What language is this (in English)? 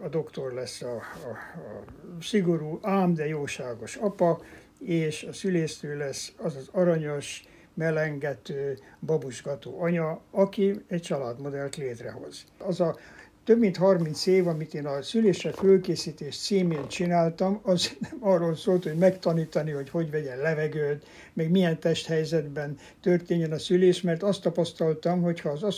Hungarian